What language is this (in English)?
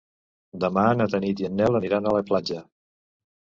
Catalan